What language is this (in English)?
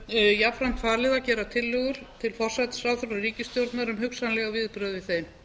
Icelandic